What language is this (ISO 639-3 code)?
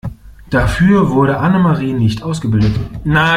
deu